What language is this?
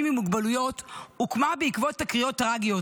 Hebrew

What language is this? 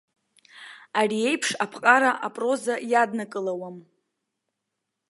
Abkhazian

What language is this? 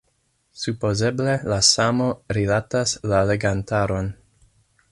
Esperanto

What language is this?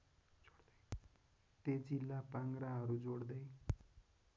Nepali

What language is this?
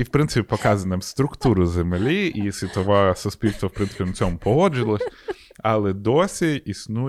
Ukrainian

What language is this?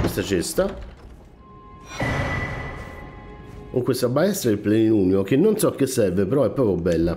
Italian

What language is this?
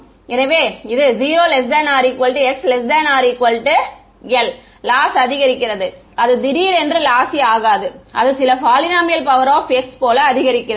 Tamil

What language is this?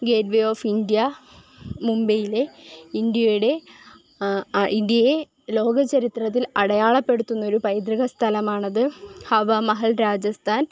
Malayalam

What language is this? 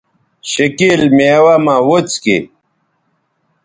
Bateri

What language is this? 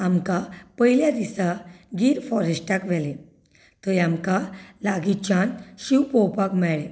Konkani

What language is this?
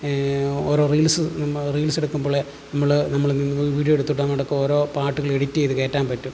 Malayalam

